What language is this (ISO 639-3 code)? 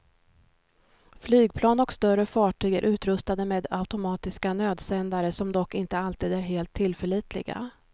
swe